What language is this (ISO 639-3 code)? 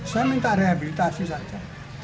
ind